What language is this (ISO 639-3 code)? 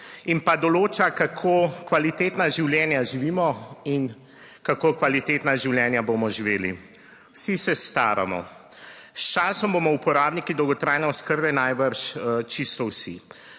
slv